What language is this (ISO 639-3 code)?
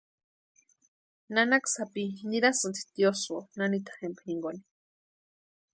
pua